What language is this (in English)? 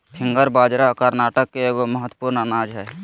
Magahi